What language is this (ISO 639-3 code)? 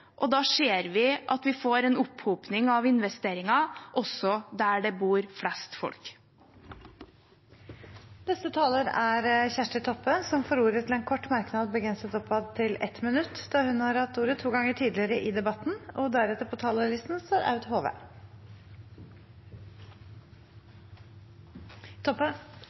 nor